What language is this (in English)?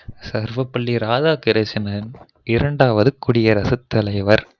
Tamil